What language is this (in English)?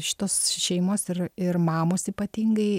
Lithuanian